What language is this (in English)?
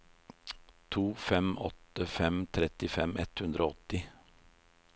Norwegian